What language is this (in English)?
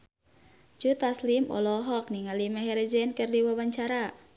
Sundanese